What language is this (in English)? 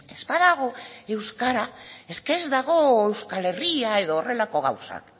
Basque